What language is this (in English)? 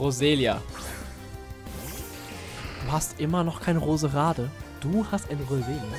German